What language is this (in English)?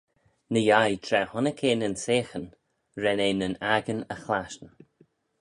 Manx